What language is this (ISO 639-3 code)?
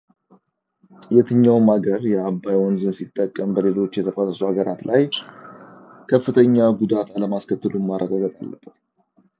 amh